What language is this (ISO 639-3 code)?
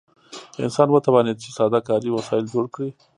pus